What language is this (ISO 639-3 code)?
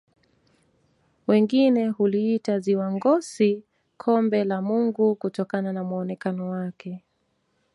swa